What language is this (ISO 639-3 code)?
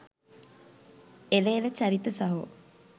sin